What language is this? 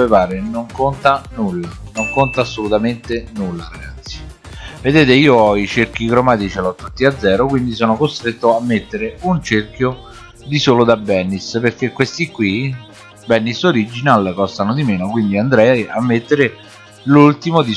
Italian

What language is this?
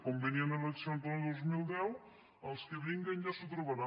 Catalan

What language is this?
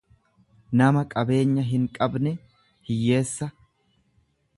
Oromo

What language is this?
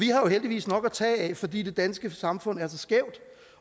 Danish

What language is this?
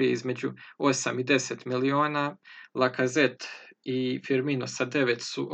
Croatian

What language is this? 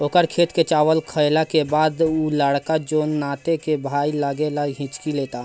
Bhojpuri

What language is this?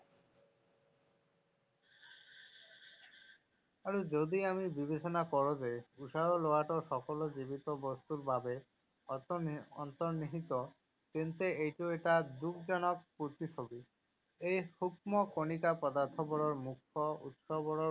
Assamese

